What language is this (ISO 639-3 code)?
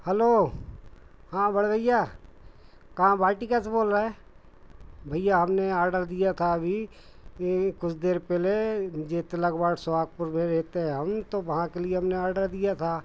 hin